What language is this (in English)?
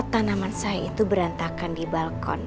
Indonesian